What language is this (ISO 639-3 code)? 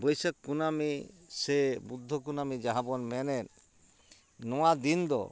sat